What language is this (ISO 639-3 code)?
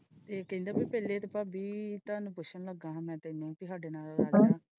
pan